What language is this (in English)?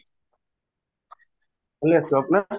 Assamese